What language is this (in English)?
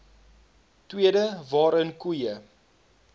Afrikaans